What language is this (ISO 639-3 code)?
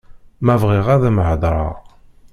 kab